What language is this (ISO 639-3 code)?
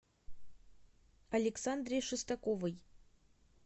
rus